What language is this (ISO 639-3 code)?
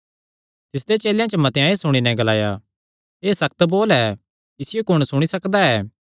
xnr